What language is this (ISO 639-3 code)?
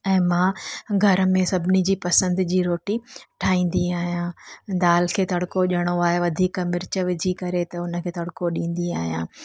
snd